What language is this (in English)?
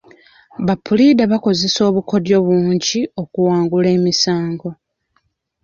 Ganda